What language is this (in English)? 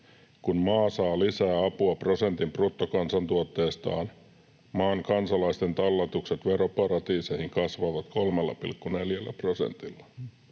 Finnish